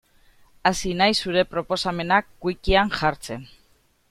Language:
Basque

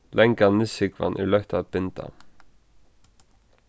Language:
Faroese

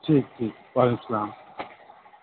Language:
Urdu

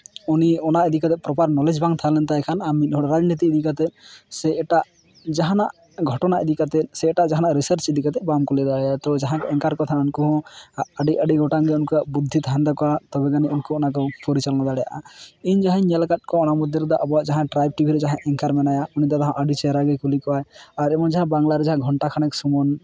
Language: Santali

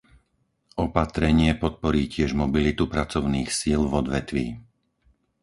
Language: Slovak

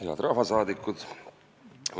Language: Estonian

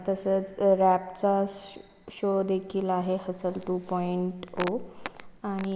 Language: Marathi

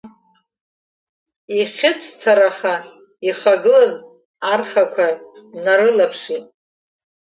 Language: Abkhazian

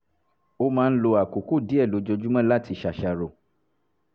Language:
Yoruba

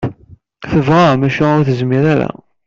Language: Kabyle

